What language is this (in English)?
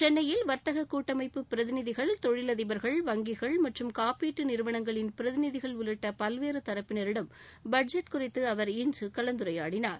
Tamil